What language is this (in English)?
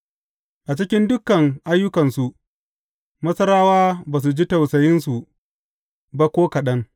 Hausa